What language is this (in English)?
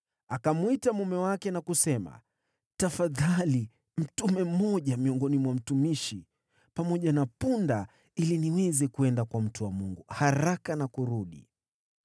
Swahili